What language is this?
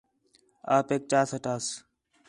Khetrani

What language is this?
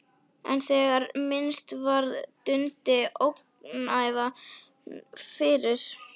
Icelandic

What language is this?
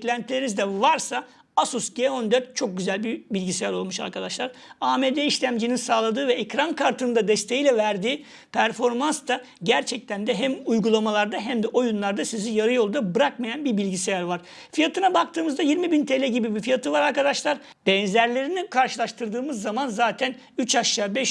Turkish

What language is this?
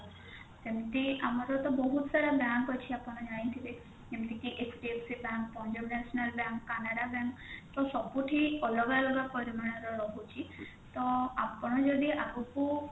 Odia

